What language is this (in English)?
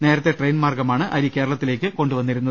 Malayalam